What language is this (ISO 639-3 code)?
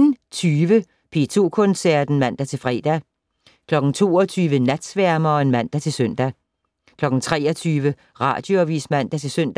dan